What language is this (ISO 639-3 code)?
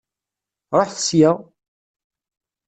kab